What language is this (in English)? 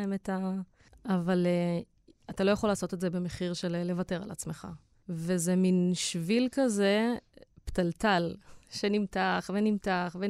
Hebrew